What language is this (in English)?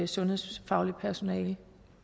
Danish